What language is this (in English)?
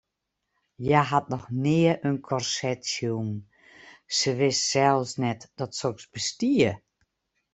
Western Frisian